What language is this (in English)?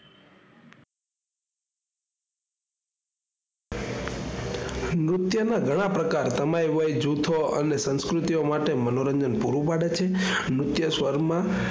Gujarati